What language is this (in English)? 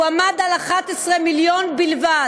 Hebrew